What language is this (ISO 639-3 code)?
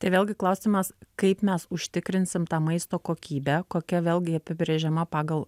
lit